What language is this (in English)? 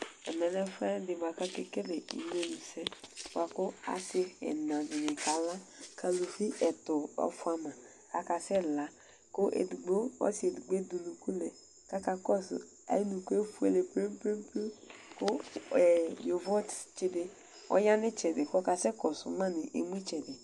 Ikposo